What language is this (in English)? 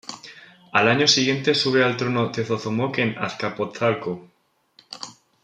Spanish